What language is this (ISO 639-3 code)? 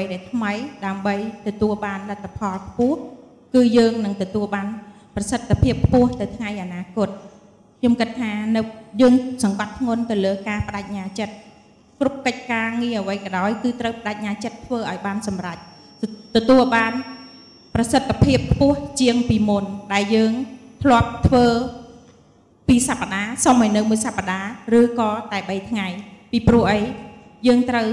tha